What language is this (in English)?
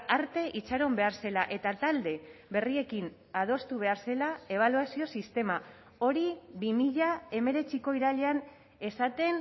Basque